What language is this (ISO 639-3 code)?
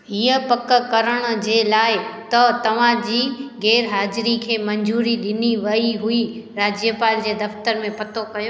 snd